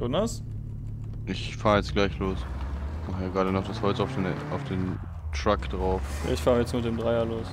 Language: German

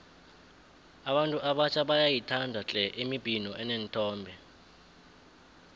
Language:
South Ndebele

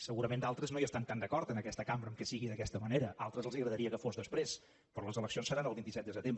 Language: Catalan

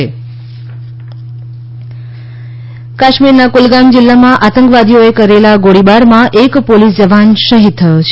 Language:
Gujarati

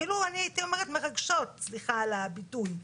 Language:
Hebrew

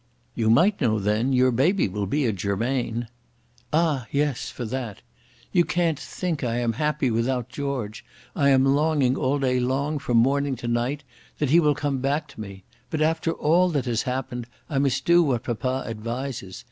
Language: English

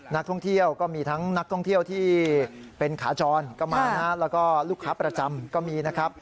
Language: Thai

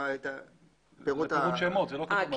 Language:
Hebrew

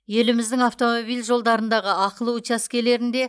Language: Kazakh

